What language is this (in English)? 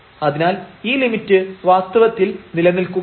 Malayalam